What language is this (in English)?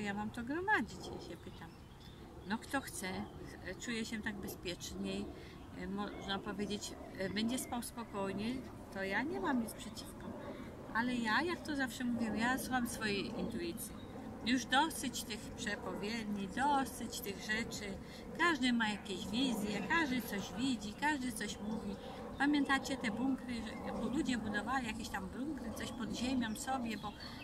Polish